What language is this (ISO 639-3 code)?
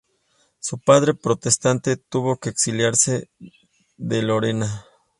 spa